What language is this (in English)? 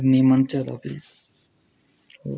Dogri